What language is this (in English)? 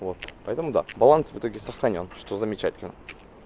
Russian